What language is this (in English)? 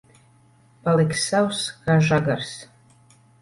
Latvian